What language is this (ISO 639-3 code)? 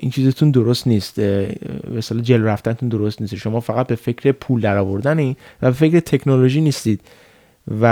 fas